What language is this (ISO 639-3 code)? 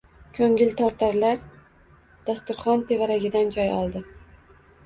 uzb